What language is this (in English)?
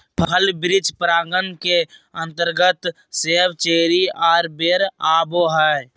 Magahi